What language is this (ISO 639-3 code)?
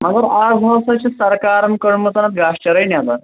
kas